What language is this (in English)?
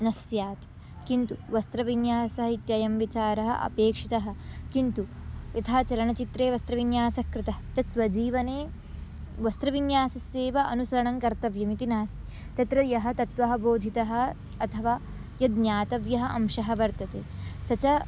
Sanskrit